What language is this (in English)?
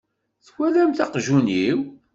Kabyle